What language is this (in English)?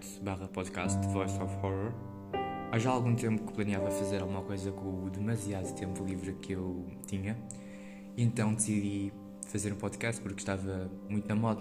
Portuguese